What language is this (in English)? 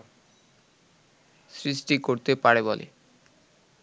Bangla